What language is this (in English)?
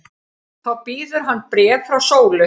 Icelandic